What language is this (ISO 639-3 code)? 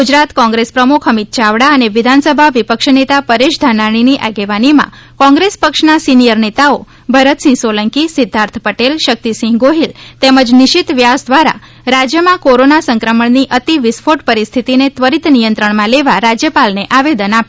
guj